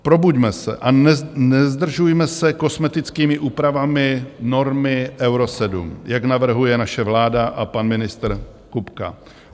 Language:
Czech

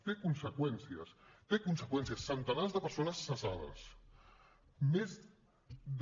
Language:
Catalan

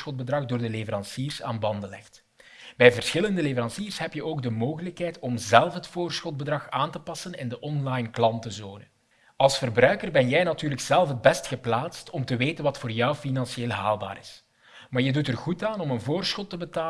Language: Dutch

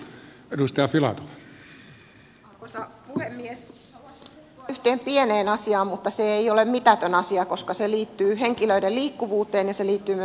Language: Finnish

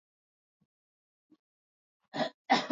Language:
Swahili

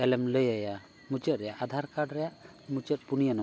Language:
Santali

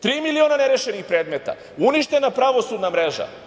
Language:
Serbian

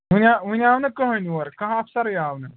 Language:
Kashmiri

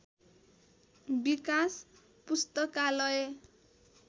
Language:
Nepali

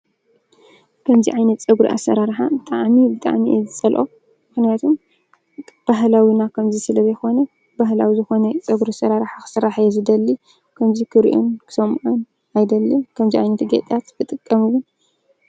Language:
Tigrinya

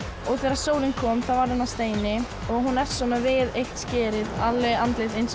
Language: Icelandic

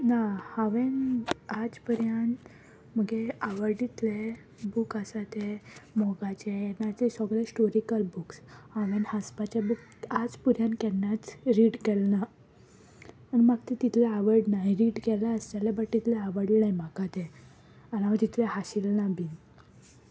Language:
Konkani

